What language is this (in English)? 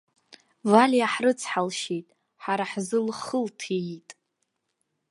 Abkhazian